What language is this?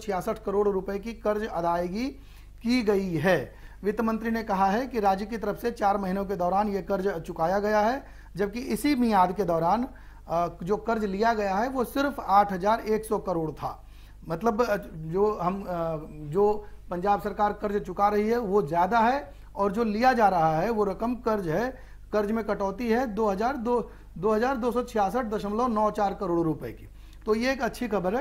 Hindi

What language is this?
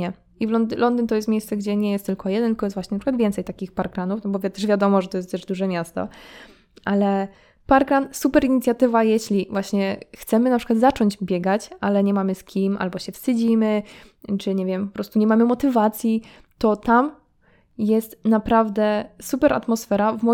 Polish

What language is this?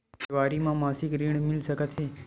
Chhattisgarhi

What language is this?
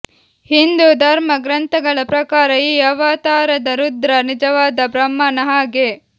Kannada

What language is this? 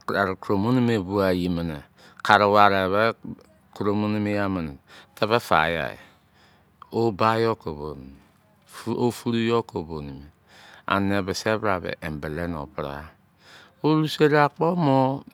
Izon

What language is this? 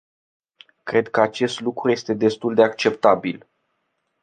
Romanian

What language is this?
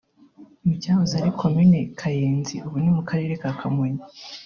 Kinyarwanda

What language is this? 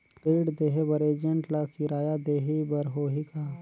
Chhattisgarhi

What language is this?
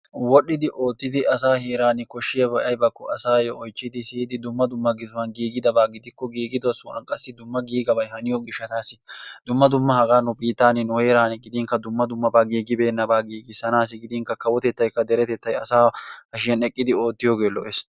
Wolaytta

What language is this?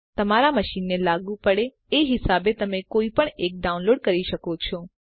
Gujarati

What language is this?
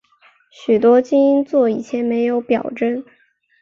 Chinese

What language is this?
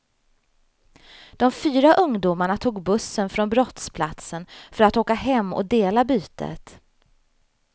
Swedish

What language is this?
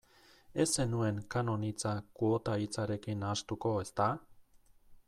Basque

